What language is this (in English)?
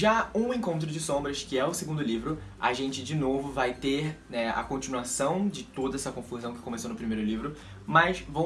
Portuguese